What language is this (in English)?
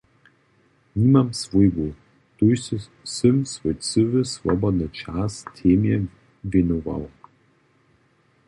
Upper Sorbian